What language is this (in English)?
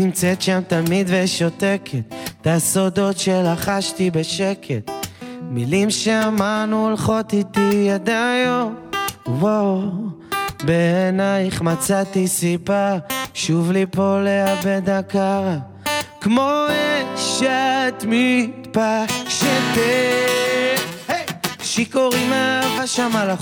Hebrew